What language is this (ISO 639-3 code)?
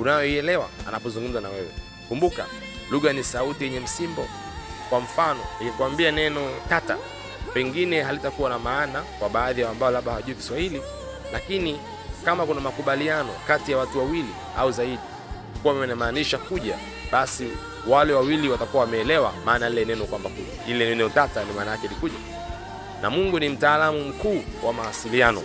swa